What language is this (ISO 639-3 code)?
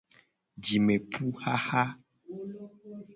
gej